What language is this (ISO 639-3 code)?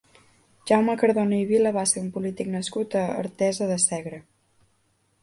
cat